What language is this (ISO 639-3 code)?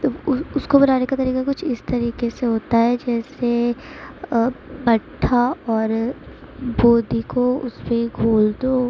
urd